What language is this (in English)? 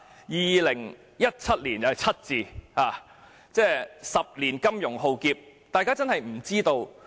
Cantonese